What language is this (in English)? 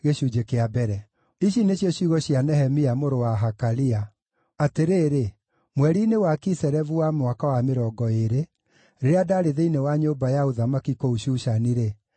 Kikuyu